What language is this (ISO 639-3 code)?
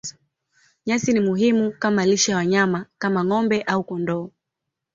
swa